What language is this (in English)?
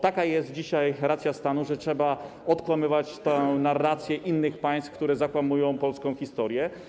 Polish